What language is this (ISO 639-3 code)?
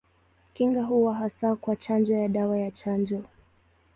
swa